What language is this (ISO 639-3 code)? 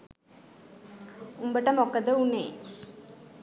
sin